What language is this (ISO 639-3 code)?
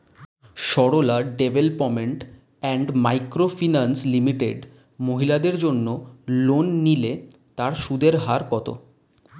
ben